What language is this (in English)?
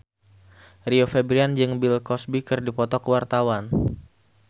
Sundanese